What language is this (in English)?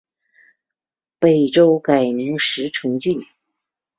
Chinese